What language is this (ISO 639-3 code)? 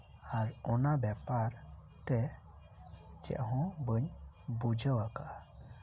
sat